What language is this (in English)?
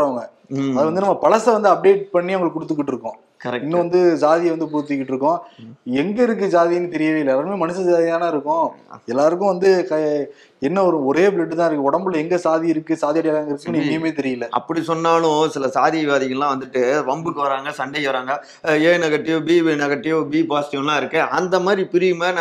Tamil